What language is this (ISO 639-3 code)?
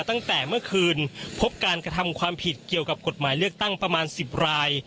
tha